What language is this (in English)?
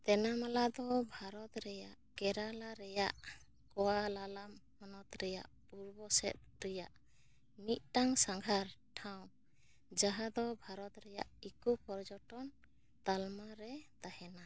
Santali